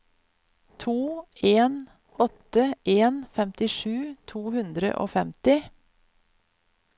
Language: Norwegian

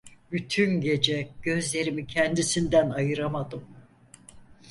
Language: Turkish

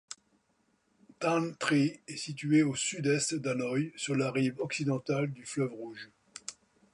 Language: French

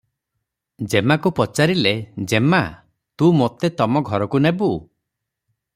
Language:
Odia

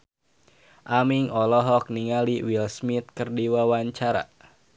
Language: Sundanese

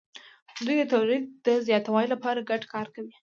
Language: Pashto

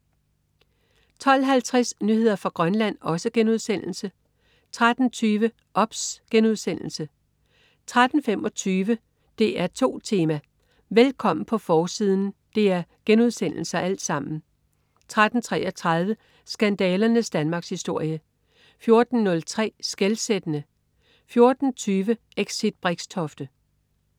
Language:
Danish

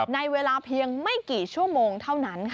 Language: Thai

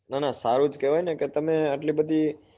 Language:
Gujarati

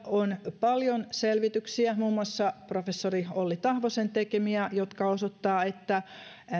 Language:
Finnish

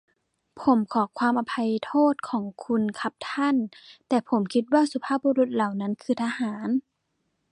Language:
Thai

